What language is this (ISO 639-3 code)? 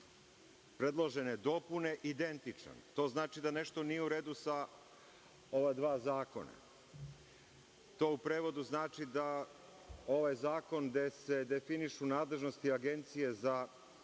srp